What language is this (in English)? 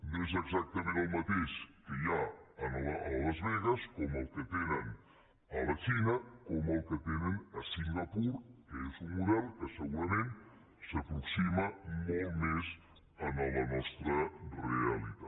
Catalan